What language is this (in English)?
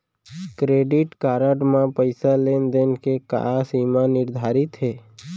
Chhattisgarhi